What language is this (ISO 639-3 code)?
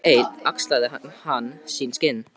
isl